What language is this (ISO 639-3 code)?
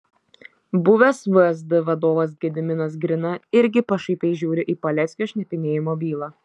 lit